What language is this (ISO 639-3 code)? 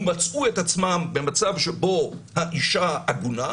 heb